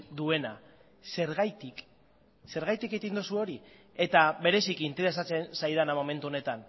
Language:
Basque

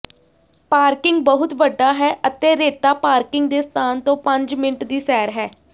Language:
Punjabi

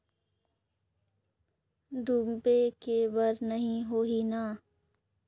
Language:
Chhattisgarhi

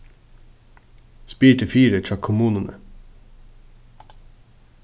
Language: Faroese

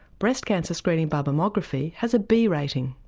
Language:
English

